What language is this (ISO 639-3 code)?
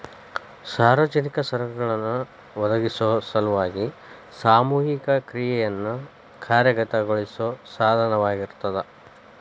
kan